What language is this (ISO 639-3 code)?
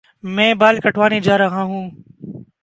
urd